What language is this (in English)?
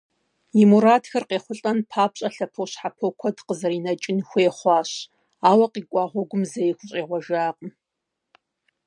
Kabardian